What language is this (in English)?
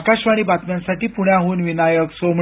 Marathi